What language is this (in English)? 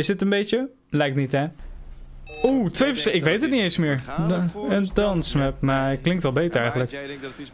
Dutch